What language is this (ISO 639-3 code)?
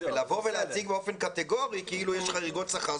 heb